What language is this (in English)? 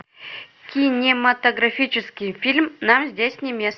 Russian